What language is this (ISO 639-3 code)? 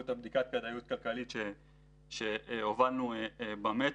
heb